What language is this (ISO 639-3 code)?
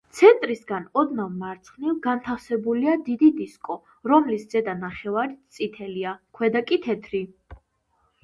kat